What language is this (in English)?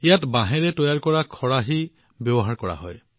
Assamese